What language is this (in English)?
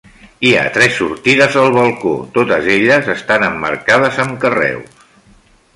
Catalan